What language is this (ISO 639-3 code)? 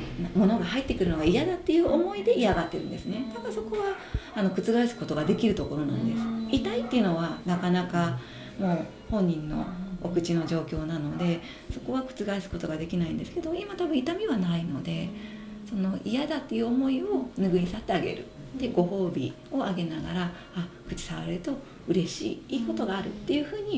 jpn